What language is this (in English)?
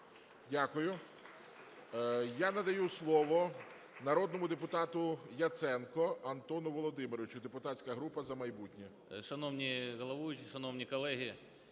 Ukrainian